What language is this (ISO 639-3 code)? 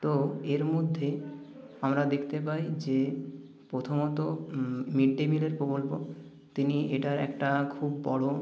ben